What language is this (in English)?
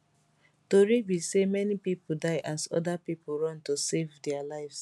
Nigerian Pidgin